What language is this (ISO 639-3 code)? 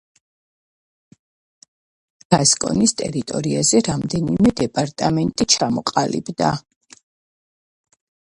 kat